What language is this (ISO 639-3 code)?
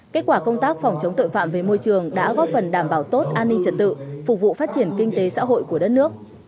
vie